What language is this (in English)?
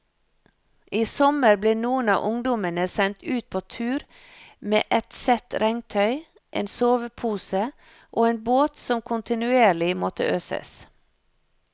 Norwegian